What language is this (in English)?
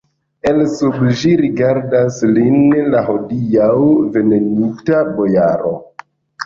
Esperanto